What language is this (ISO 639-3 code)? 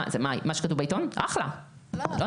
heb